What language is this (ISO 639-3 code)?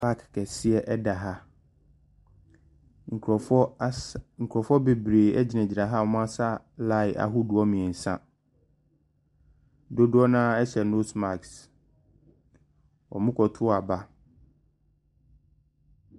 aka